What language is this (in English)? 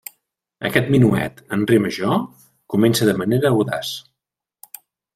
Catalan